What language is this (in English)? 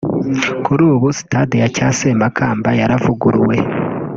Kinyarwanda